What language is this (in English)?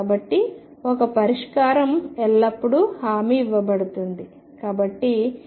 Telugu